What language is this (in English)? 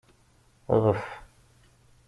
Kabyle